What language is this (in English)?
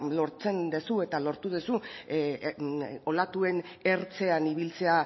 Basque